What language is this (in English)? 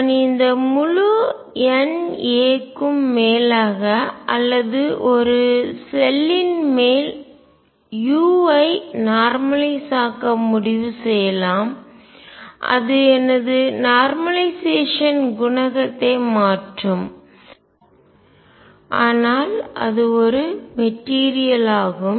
Tamil